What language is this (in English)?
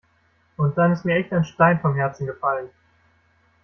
German